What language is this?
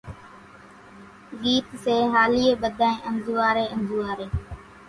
Kachi Koli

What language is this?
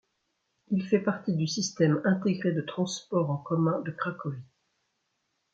French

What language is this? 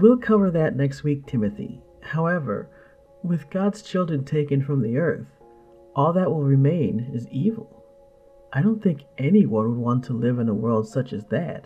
English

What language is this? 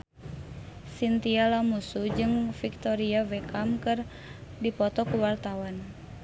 Sundanese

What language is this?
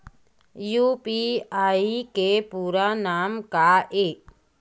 Chhattisgarhi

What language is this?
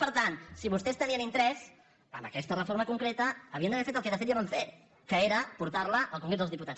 Catalan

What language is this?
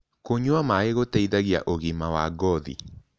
Kikuyu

